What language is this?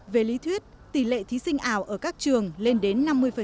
Vietnamese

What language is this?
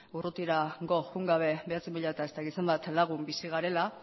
Basque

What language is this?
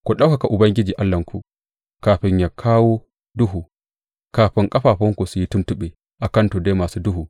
Hausa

